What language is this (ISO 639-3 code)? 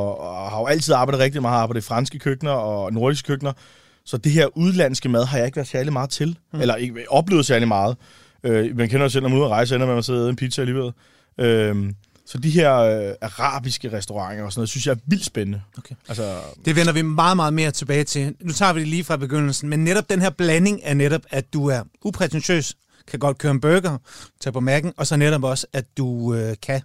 dan